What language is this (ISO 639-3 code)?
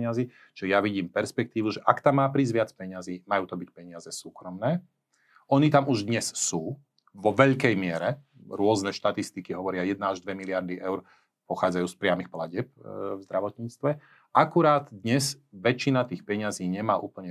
slk